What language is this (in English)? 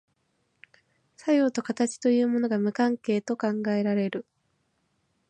Japanese